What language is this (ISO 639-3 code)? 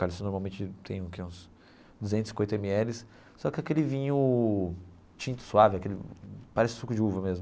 por